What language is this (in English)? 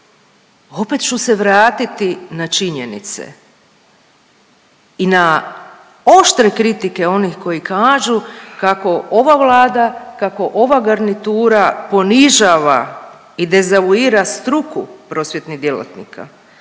Croatian